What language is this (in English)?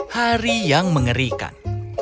Indonesian